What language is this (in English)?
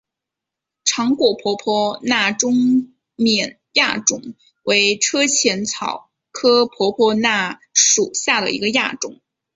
Chinese